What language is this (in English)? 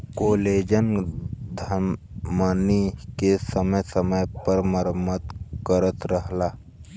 Bhojpuri